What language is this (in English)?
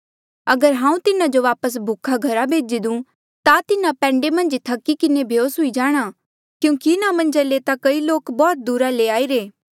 Mandeali